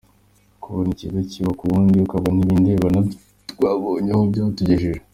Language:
Kinyarwanda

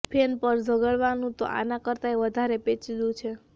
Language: Gujarati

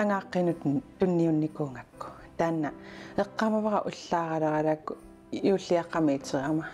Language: French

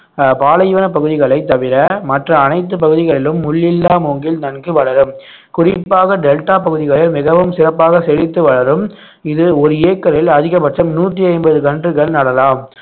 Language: Tamil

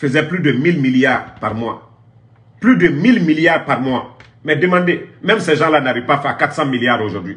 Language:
French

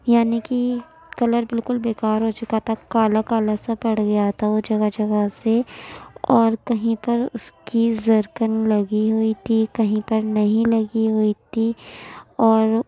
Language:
Urdu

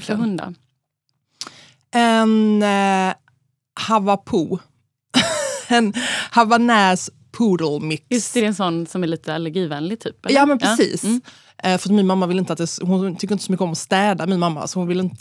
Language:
Swedish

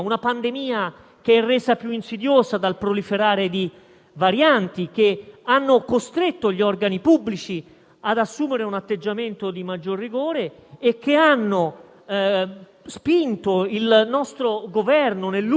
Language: Italian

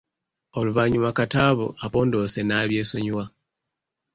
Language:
Ganda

